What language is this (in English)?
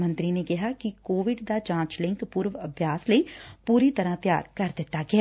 Punjabi